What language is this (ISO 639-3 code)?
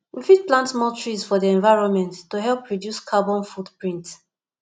pcm